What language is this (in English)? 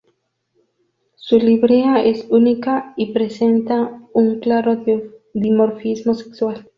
Spanish